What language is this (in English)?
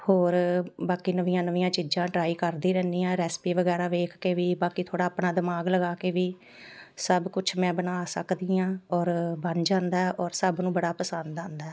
Punjabi